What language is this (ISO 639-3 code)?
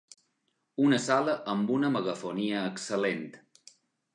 cat